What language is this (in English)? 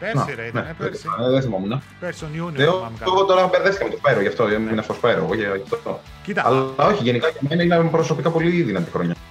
Greek